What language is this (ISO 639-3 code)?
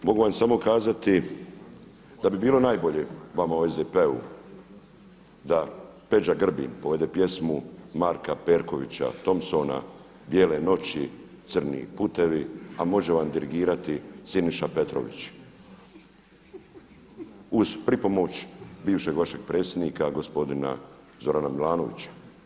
hrv